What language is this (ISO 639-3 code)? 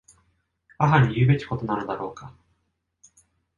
jpn